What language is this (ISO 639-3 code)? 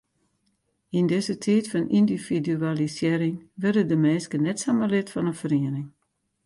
fry